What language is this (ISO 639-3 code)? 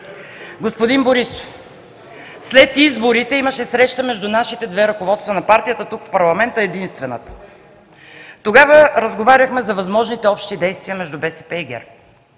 bul